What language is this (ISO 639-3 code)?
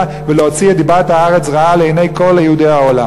heb